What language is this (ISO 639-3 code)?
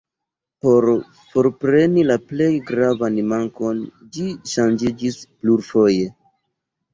epo